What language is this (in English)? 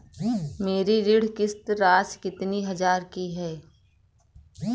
Hindi